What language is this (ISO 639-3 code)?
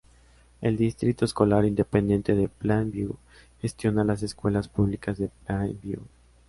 spa